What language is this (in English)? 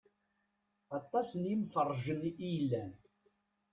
Kabyle